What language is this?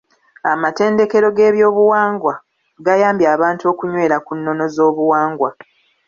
Ganda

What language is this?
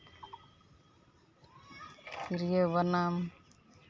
Santali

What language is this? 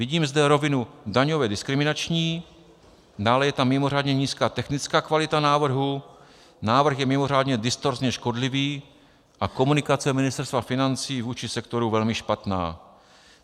Czech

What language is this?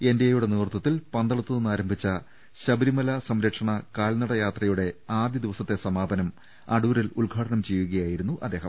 Malayalam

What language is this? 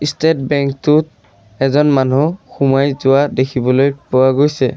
Assamese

